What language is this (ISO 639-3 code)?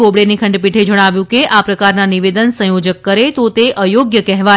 guj